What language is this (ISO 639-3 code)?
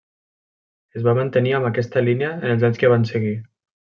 cat